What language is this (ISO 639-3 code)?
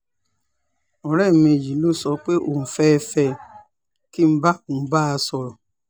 yor